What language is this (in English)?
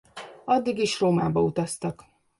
Hungarian